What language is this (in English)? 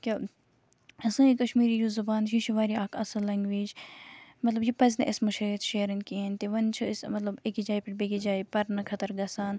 Kashmiri